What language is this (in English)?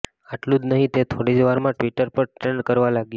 Gujarati